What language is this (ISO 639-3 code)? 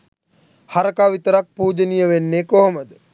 sin